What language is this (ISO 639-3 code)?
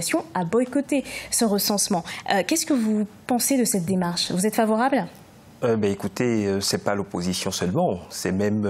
fra